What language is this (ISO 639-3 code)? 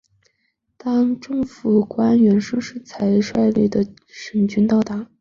zho